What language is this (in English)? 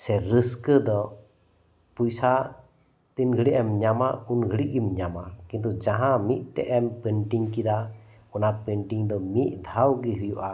Santali